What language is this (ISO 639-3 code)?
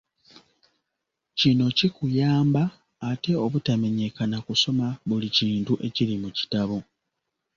lug